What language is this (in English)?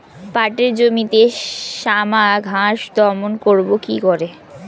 Bangla